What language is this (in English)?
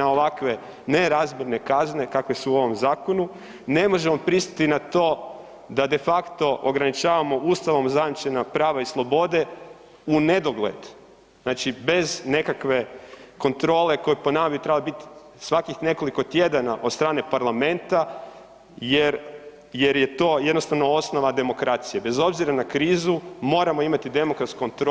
Croatian